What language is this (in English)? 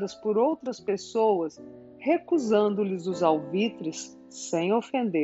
Portuguese